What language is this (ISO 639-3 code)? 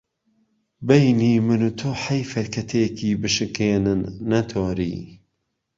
ckb